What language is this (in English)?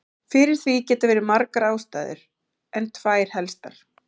Icelandic